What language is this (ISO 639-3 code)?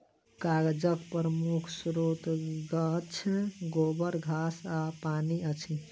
mai